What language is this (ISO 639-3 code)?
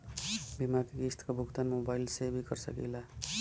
bho